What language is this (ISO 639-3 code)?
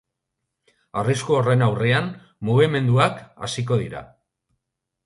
eus